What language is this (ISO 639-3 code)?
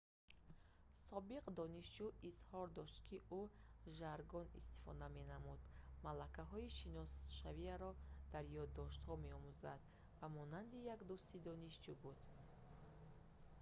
tgk